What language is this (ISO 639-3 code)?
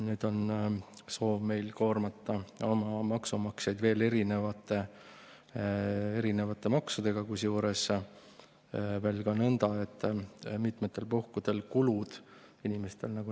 est